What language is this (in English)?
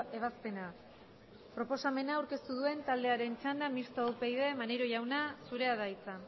Basque